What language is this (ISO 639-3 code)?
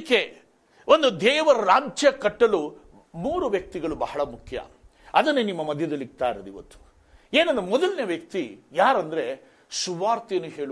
kan